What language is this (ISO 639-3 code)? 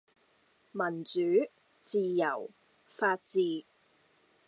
yue